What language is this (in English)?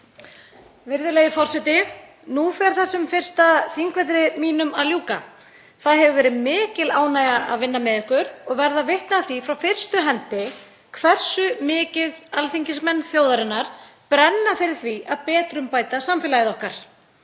Icelandic